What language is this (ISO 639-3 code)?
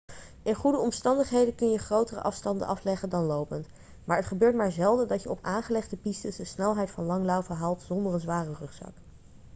nld